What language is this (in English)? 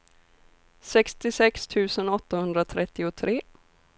Swedish